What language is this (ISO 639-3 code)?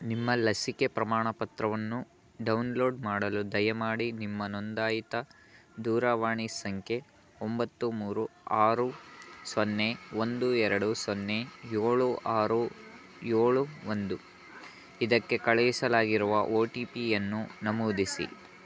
kan